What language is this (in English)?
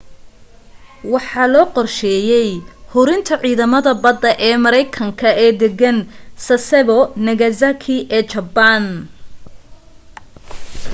Somali